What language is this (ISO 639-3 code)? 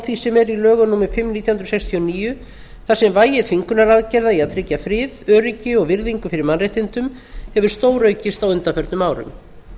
isl